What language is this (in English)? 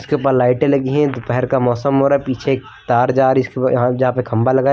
Hindi